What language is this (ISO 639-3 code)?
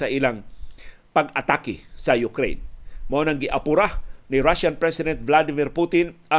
fil